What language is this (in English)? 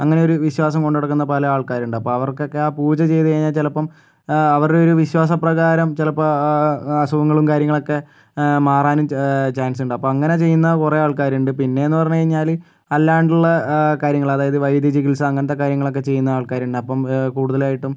Malayalam